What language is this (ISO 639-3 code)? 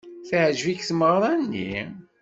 kab